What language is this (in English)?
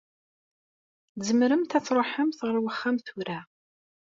Kabyle